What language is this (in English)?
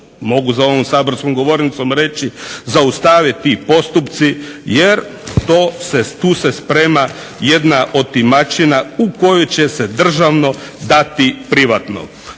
Croatian